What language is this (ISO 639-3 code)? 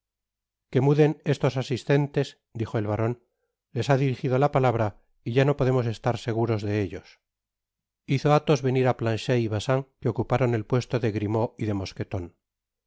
spa